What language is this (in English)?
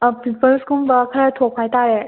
Manipuri